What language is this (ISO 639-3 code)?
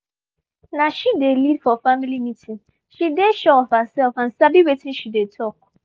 pcm